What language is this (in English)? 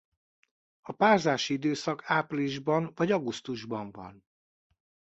Hungarian